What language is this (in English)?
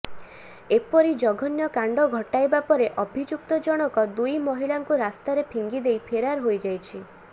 Odia